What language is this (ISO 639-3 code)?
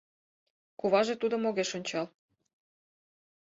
chm